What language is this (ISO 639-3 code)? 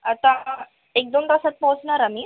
mar